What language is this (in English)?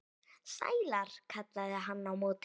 Icelandic